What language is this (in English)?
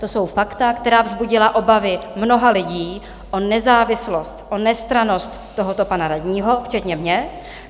Czech